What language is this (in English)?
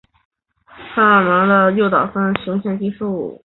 Chinese